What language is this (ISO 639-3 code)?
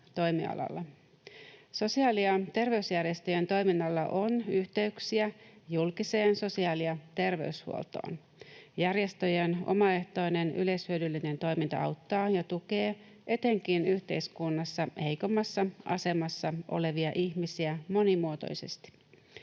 fin